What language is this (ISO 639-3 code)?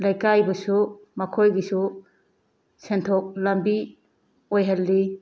mni